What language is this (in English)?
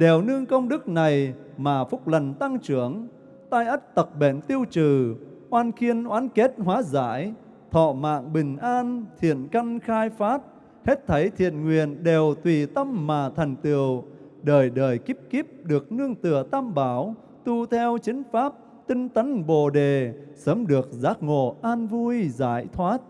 Vietnamese